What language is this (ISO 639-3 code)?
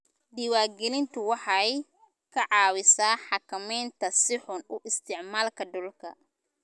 som